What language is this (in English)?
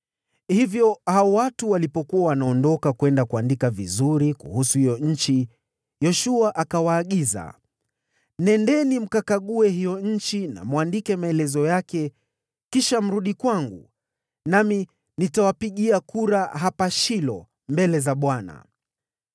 Swahili